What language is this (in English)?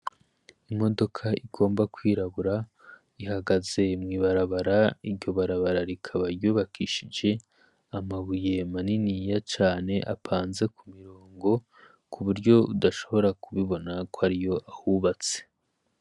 Rundi